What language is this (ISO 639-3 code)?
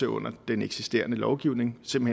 dan